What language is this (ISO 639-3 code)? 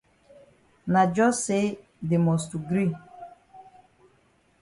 wes